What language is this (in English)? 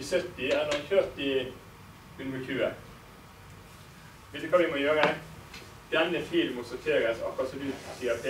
Norwegian